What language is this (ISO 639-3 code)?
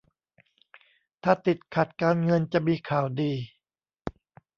tha